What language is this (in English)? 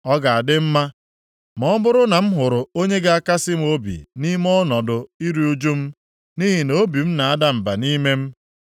Igbo